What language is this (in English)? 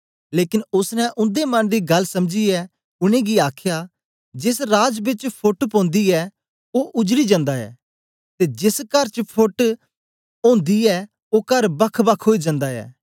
Dogri